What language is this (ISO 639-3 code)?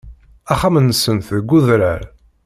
kab